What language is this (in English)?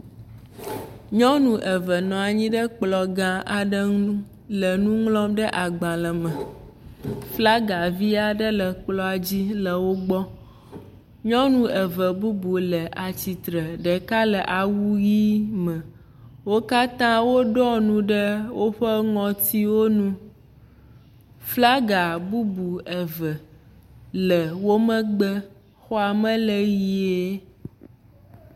Ewe